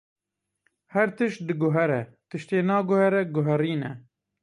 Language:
Kurdish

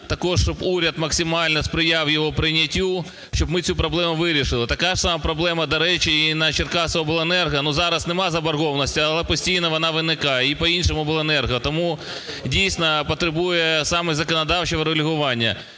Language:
Ukrainian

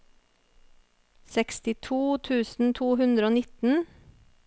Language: Norwegian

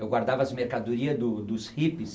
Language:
Portuguese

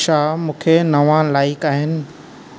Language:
Sindhi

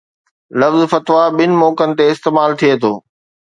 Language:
Sindhi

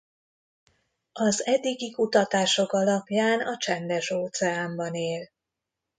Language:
Hungarian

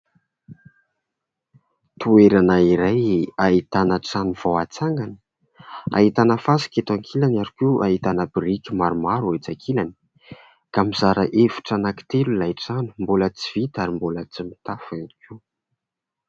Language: Malagasy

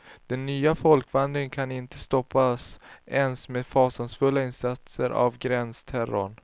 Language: Swedish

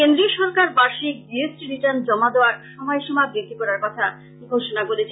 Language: Bangla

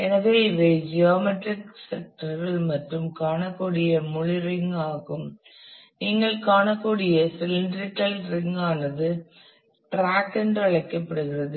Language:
Tamil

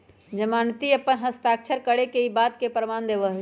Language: Magahi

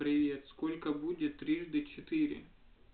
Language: Russian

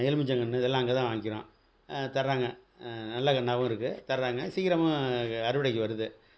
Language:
Tamil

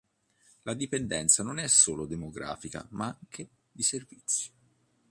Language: Italian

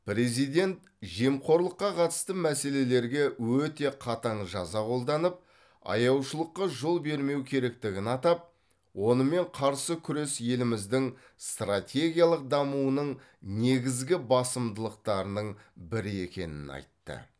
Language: Kazakh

